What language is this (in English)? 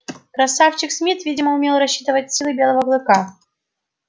Russian